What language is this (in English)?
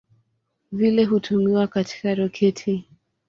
Swahili